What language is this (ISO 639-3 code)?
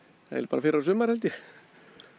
isl